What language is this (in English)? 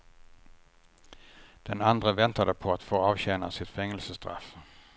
Swedish